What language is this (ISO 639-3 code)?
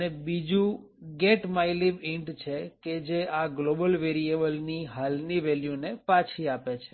guj